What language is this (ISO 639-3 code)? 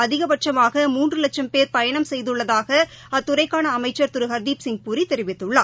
tam